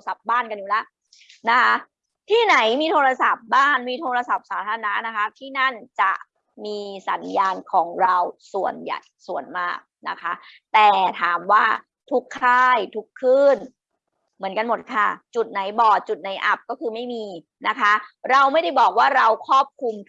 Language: Thai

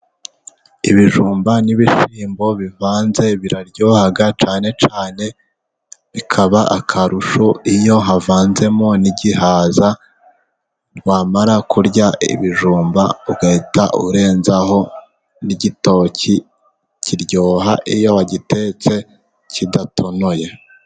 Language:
Kinyarwanda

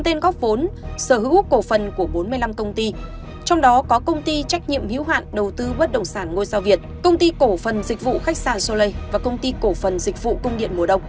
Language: Vietnamese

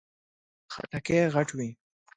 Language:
Pashto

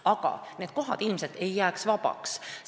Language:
Estonian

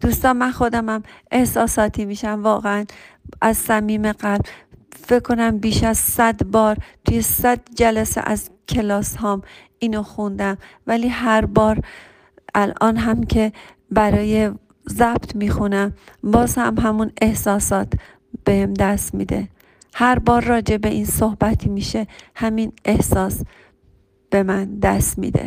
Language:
Persian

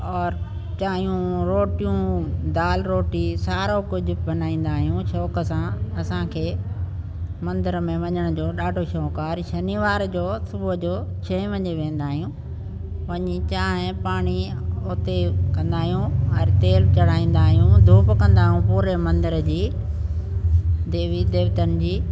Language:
Sindhi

